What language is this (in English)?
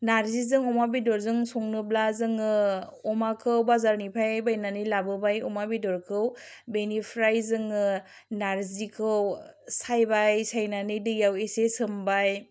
Bodo